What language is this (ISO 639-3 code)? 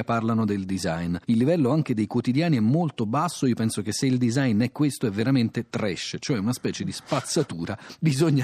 ita